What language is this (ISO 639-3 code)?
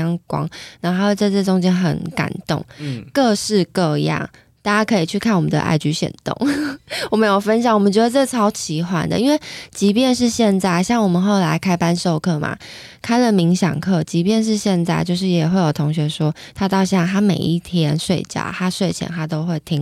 zho